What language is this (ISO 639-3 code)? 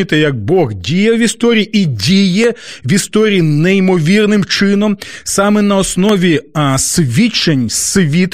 ukr